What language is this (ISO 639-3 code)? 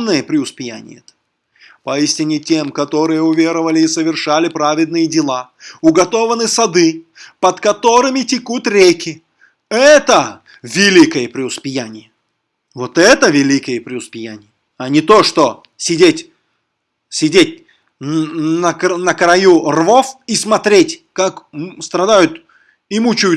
rus